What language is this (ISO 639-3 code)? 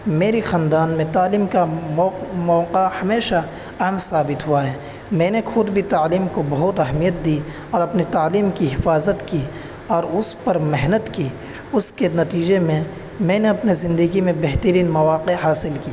urd